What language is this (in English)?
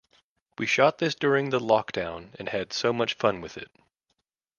English